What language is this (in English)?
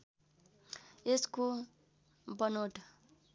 Nepali